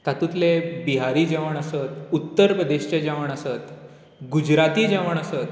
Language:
Konkani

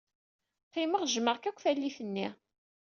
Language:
Kabyle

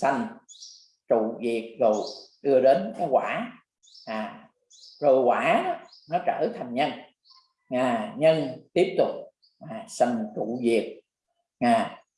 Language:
Vietnamese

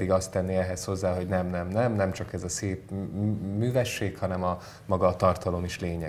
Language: Hungarian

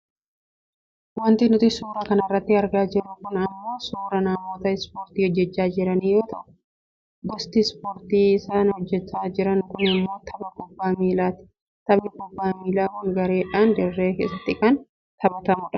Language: Oromo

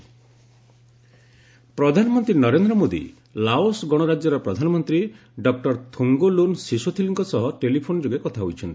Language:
Odia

